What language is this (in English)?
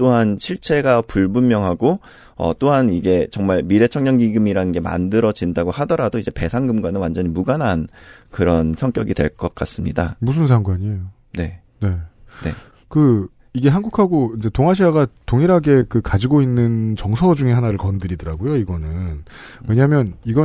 Korean